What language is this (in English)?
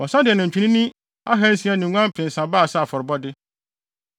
Akan